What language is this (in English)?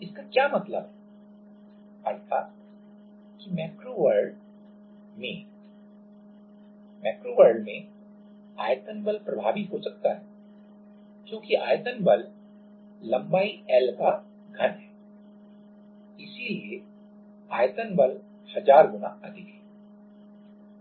Hindi